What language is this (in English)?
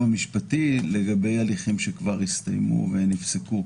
Hebrew